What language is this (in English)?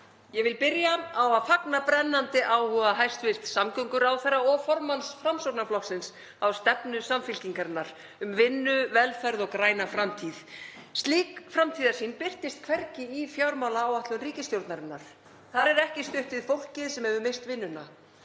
Icelandic